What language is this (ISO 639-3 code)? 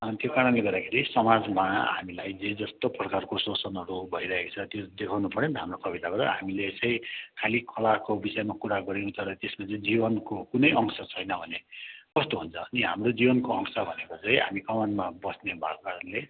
nep